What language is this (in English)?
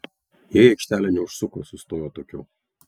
Lithuanian